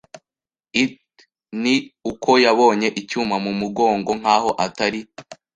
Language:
Kinyarwanda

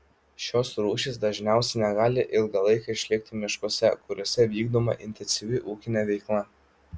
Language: Lithuanian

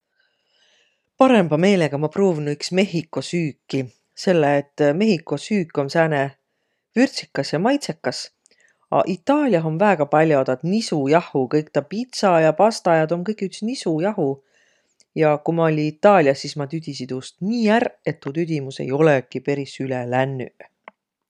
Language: Võro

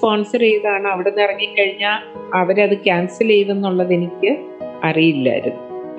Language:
Malayalam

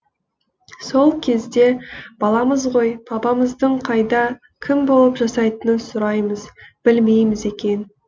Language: Kazakh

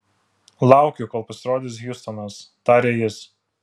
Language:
Lithuanian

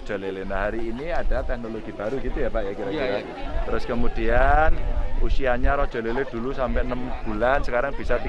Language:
Indonesian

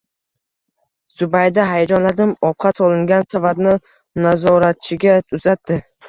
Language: Uzbek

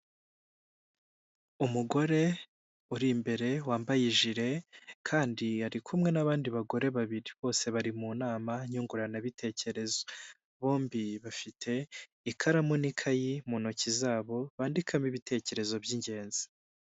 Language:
Kinyarwanda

